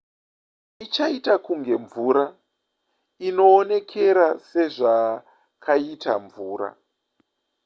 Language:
Shona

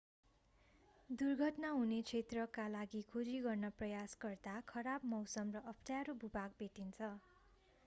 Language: Nepali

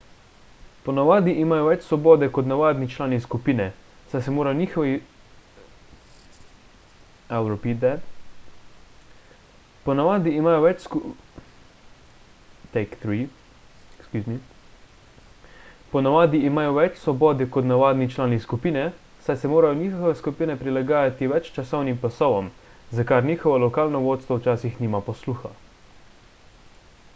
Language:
Slovenian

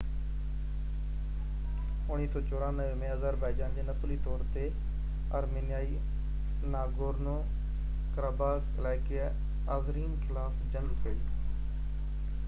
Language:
Sindhi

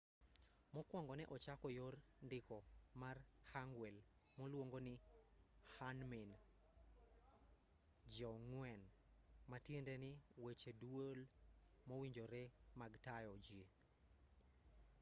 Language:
Luo (Kenya and Tanzania)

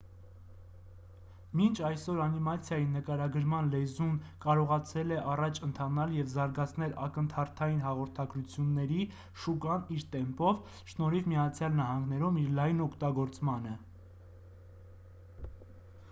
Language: Armenian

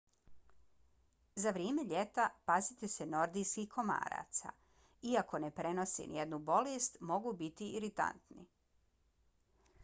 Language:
Bosnian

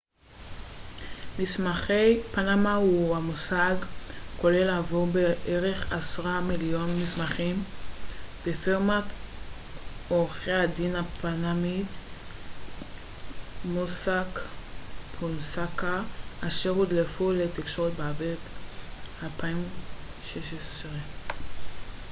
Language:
Hebrew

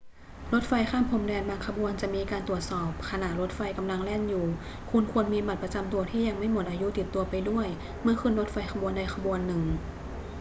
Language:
Thai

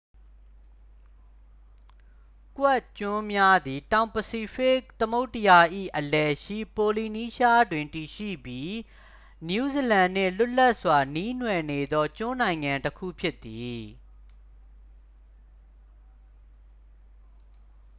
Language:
Burmese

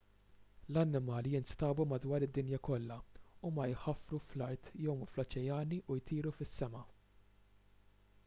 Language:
Maltese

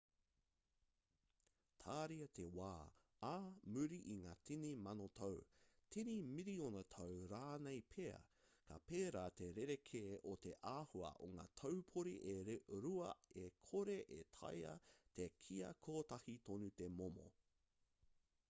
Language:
Māori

